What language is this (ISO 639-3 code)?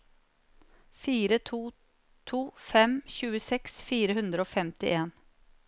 nor